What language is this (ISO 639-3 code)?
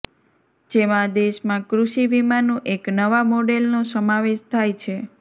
guj